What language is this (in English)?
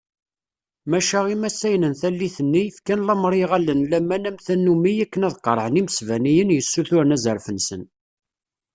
Kabyle